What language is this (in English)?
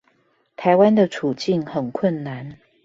Chinese